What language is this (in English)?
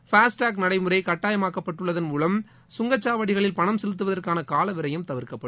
Tamil